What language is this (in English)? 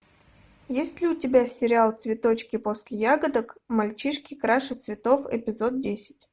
Russian